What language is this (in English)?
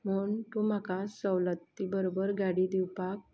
Konkani